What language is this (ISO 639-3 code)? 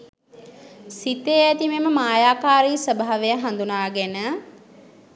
sin